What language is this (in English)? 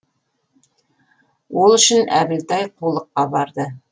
Kazakh